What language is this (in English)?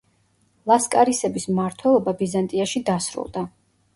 Georgian